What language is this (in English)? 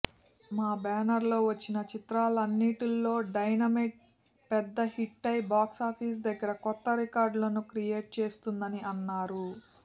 Telugu